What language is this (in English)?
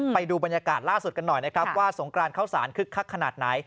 Thai